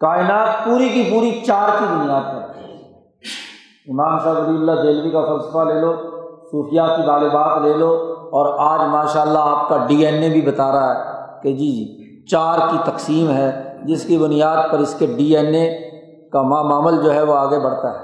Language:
Urdu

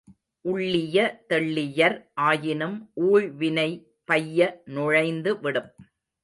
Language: Tamil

